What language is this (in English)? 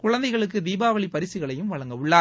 Tamil